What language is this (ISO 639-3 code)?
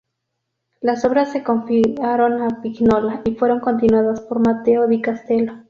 spa